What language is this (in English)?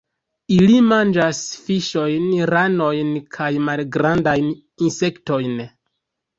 Esperanto